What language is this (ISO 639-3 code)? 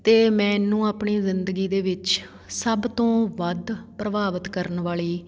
pan